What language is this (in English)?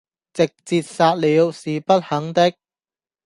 Cantonese